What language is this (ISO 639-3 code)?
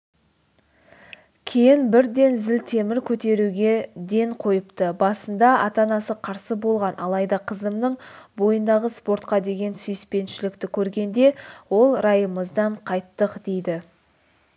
kaz